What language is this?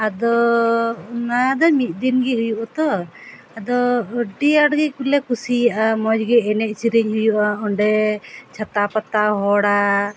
Santali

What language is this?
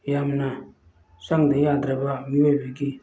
Manipuri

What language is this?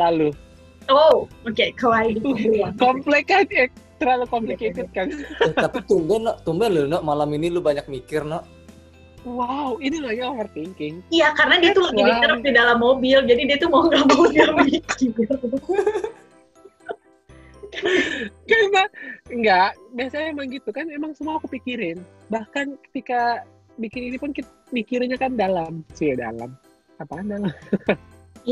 Indonesian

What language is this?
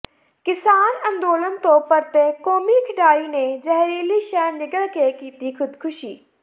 Punjabi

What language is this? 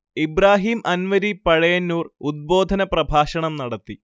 Malayalam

